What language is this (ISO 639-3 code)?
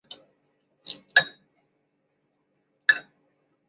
zho